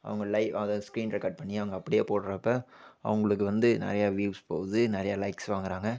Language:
Tamil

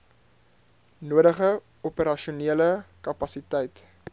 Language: Afrikaans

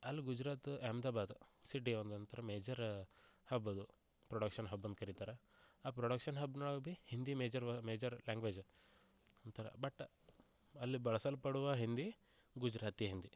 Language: Kannada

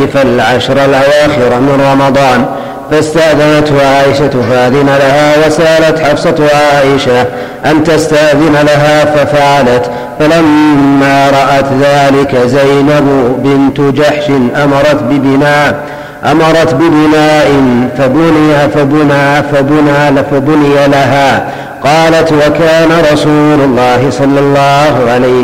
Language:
Arabic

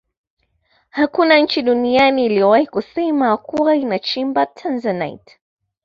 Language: Swahili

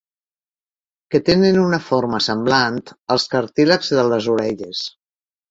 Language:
Catalan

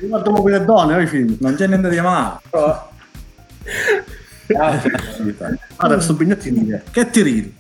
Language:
Italian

